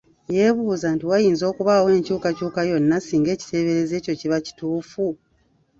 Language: Ganda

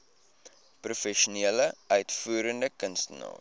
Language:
Afrikaans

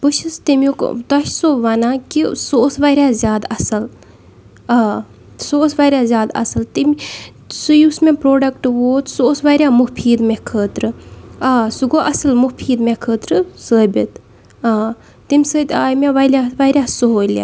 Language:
Kashmiri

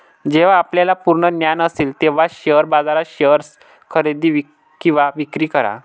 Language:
Marathi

